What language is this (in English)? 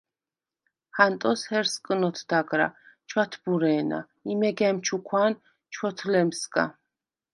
Svan